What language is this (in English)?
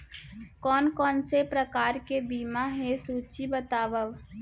Chhattisgarhi